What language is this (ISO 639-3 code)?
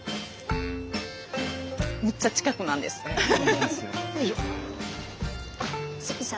jpn